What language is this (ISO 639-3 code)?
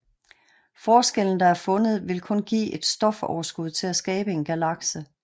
dan